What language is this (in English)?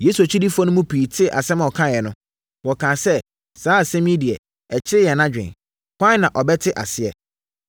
Akan